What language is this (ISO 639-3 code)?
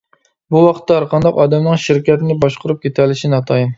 uig